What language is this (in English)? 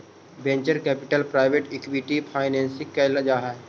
Magahi